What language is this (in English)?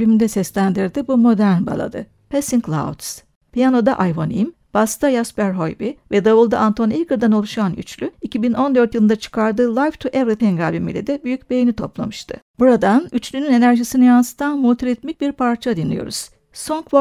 Turkish